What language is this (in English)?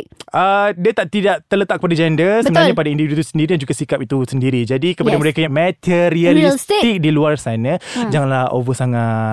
Malay